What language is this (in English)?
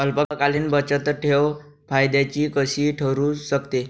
Marathi